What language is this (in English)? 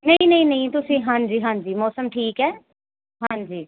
Punjabi